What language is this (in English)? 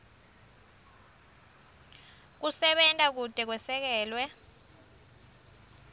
Swati